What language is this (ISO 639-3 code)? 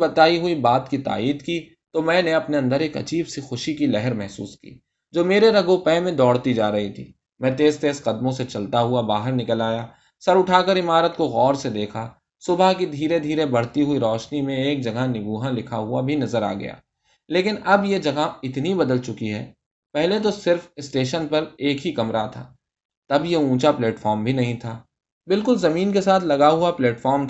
urd